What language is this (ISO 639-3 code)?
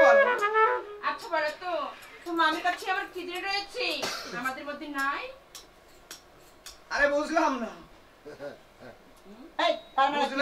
ben